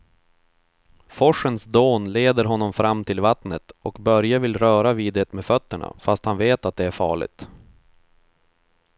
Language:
Swedish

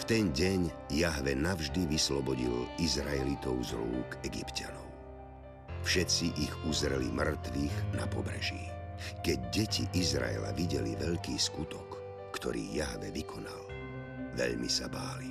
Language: Slovak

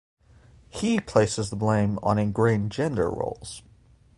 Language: English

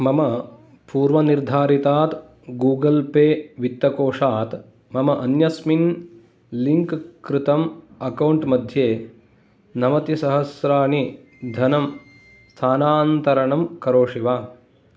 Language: Sanskrit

